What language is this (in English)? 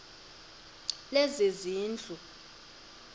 Xhosa